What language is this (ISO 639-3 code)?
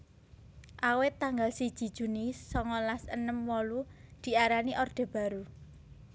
jav